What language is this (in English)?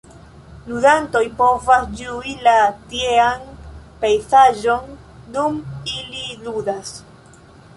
Esperanto